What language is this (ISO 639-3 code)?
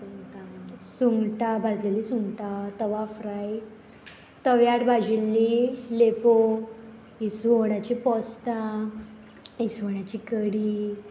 kok